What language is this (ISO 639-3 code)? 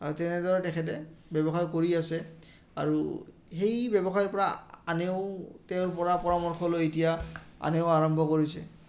asm